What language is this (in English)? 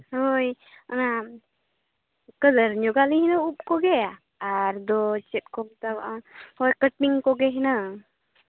Santali